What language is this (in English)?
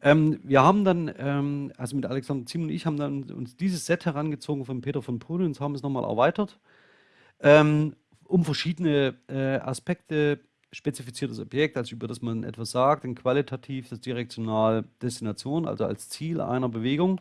German